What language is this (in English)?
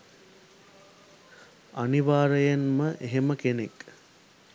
Sinhala